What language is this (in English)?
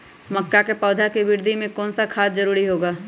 Magahi